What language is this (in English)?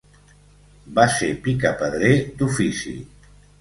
Catalan